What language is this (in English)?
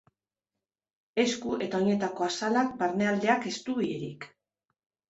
Basque